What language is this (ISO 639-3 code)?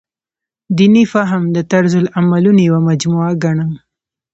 pus